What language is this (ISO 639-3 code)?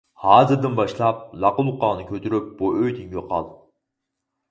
uig